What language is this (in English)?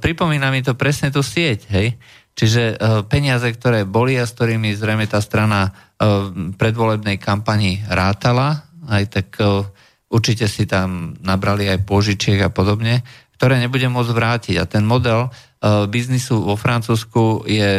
Slovak